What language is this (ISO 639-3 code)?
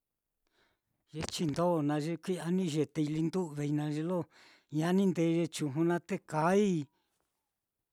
vmm